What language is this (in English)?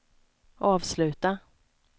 Swedish